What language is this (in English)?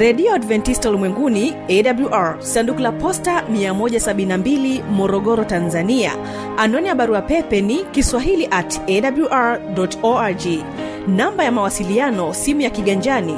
Swahili